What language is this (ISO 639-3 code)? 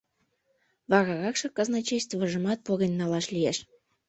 chm